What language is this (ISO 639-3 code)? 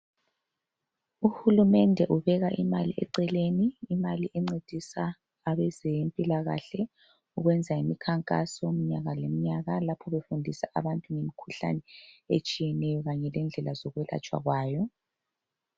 nde